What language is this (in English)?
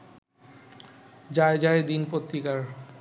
Bangla